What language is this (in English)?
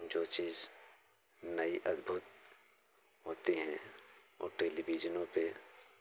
Hindi